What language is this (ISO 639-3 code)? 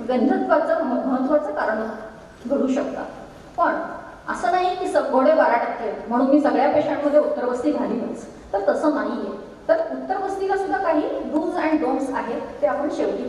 ron